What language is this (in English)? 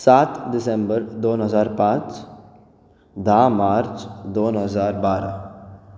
Konkani